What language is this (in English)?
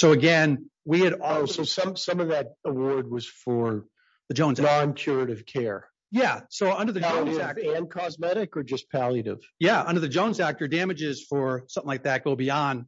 English